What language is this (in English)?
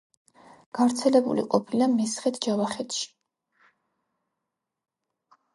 Georgian